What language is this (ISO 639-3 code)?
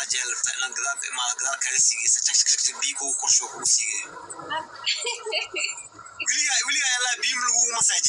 ara